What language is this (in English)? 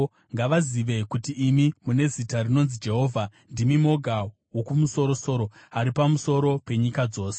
Shona